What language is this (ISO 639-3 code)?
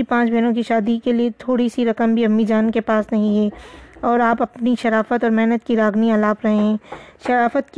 urd